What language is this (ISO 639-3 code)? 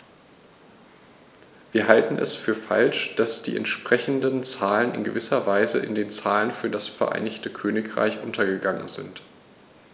deu